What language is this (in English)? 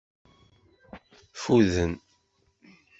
Kabyle